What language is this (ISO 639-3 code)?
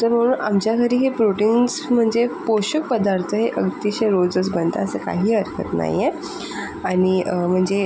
mar